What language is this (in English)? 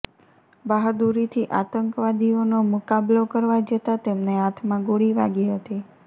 Gujarati